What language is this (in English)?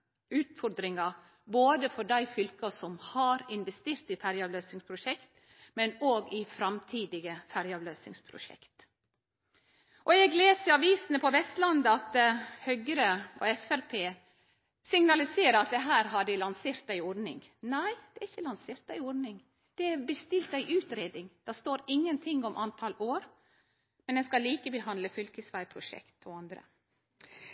Norwegian Nynorsk